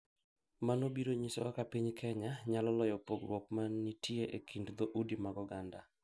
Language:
Luo (Kenya and Tanzania)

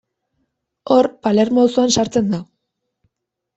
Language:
Basque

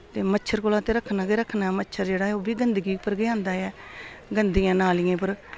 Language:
Dogri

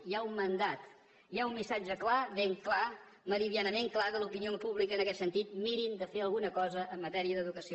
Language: Catalan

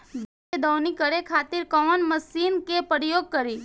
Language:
Bhojpuri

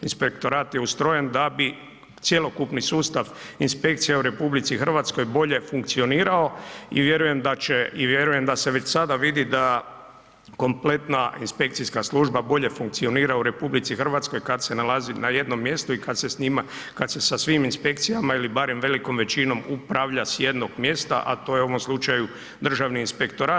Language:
Croatian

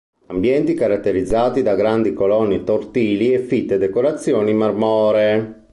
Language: Italian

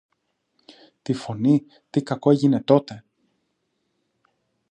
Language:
Greek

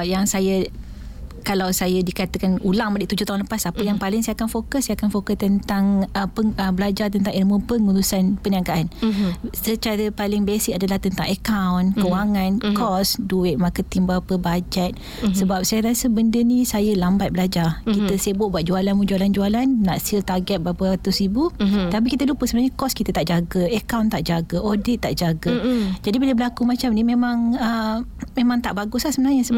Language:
Malay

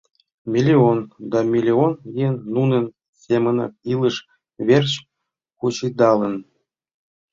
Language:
Mari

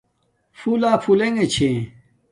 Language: Domaaki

